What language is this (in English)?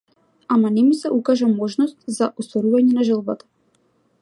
Macedonian